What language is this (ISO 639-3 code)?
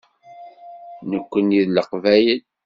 kab